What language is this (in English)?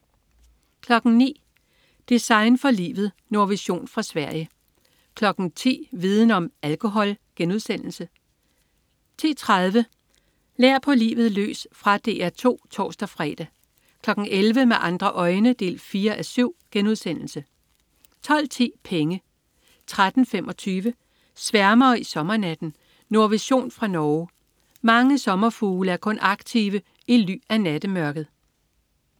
Danish